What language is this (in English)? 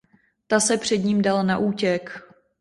Czech